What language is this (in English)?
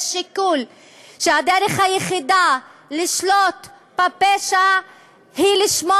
Hebrew